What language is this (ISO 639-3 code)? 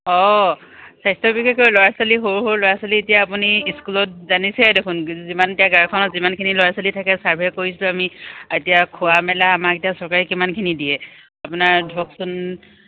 asm